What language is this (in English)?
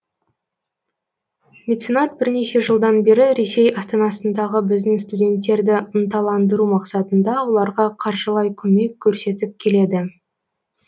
Kazakh